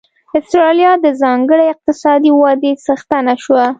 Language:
Pashto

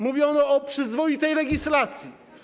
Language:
Polish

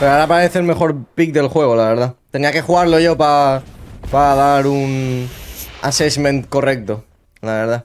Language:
Spanish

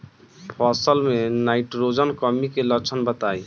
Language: Bhojpuri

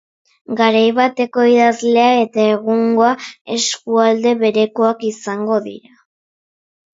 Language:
Basque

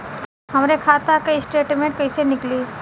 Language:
Bhojpuri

